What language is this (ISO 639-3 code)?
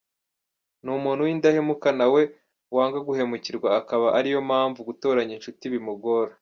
kin